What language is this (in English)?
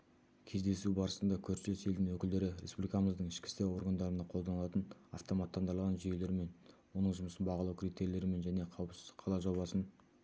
Kazakh